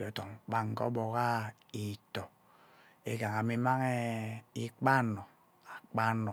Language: Ubaghara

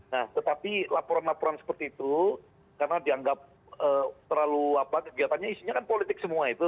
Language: Indonesian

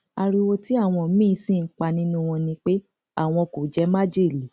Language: Yoruba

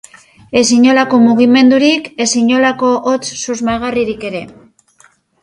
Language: Basque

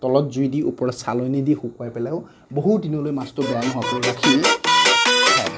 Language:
Assamese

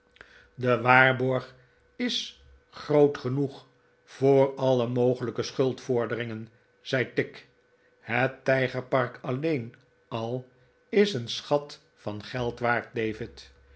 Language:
Dutch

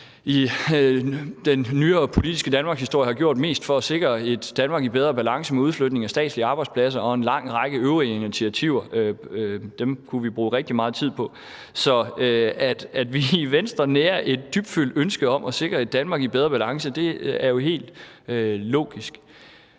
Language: Danish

